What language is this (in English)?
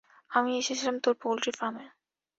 Bangla